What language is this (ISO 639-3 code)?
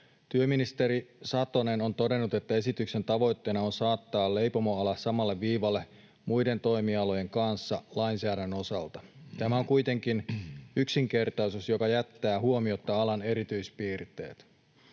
fin